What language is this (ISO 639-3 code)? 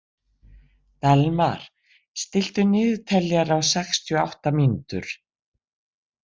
isl